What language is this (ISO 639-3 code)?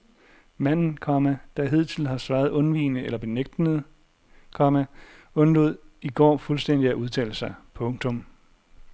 dan